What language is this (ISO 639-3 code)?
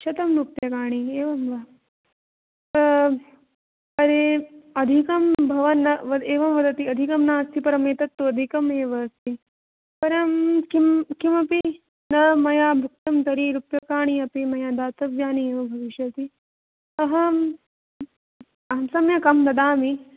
san